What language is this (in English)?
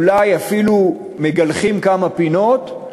Hebrew